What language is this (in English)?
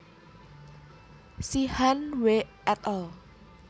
Javanese